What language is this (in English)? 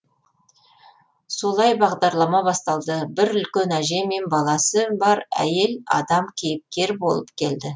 Kazakh